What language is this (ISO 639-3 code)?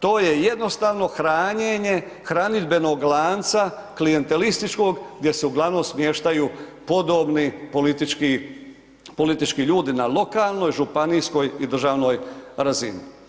hrv